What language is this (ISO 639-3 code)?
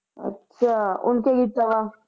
pan